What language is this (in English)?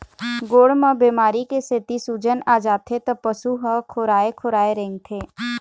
Chhattisgarhi